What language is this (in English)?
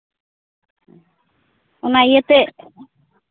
Santali